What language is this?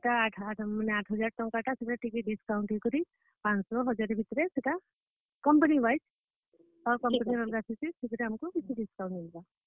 Odia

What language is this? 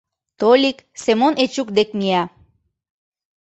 Mari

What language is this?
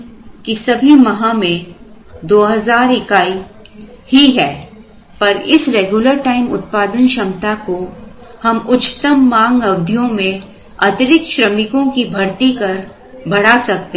Hindi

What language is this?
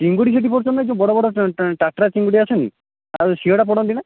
Odia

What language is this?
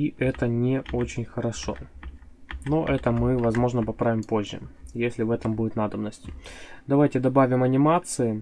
Russian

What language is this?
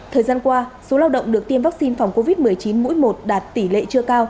Vietnamese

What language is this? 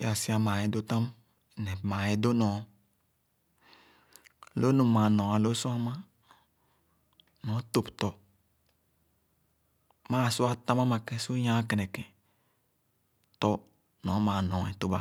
Khana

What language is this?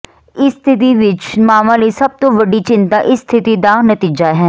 Punjabi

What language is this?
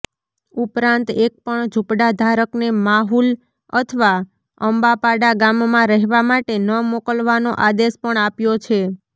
Gujarati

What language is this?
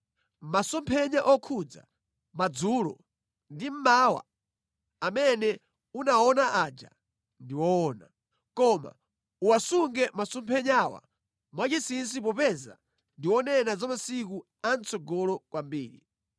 Nyanja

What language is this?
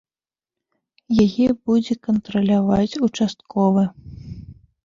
Belarusian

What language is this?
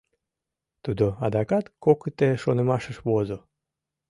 Mari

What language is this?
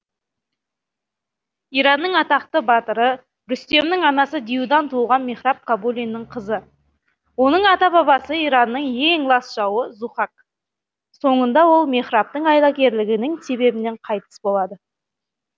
Kazakh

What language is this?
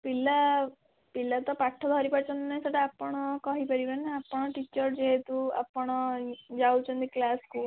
Odia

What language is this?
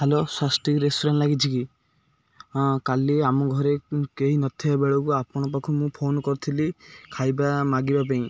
Odia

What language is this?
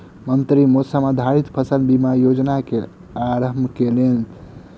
Maithili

